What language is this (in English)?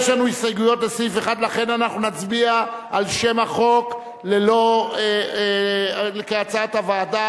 Hebrew